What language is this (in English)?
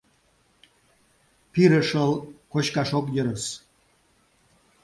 Mari